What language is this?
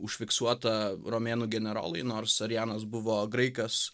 Lithuanian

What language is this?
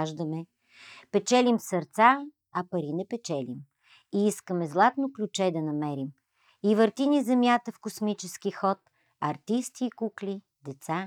Bulgarian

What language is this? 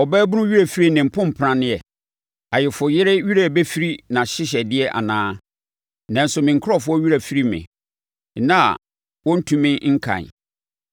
Akan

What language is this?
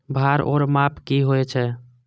Maithili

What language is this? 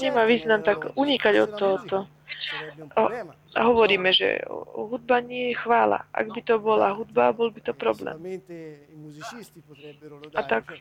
Slovak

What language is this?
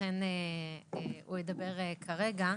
Hebrew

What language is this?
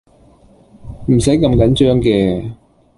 Cantonese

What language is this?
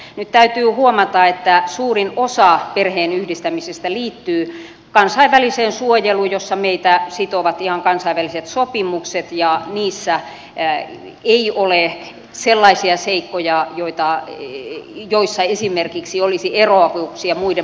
Finnish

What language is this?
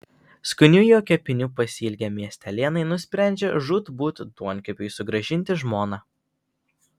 Lithuanian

